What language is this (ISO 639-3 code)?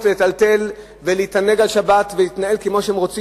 heb